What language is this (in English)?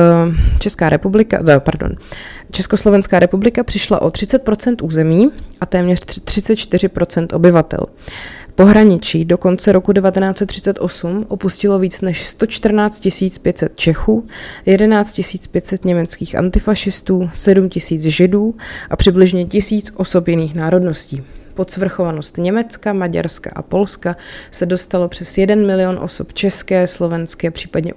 Czech